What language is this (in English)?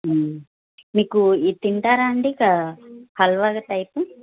Telugu